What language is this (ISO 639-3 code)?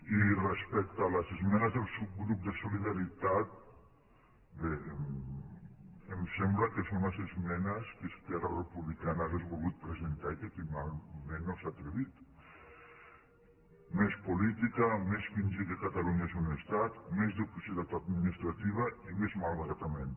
cat